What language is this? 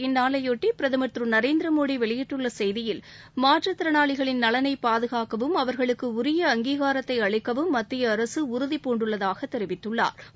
Tamil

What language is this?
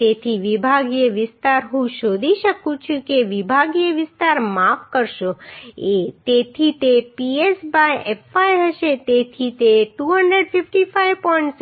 Gujarati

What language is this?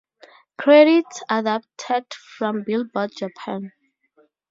English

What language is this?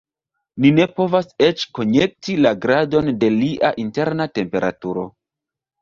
Esperanto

